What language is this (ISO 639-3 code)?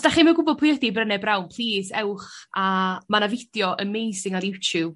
cym